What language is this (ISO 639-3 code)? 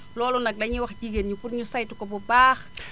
wol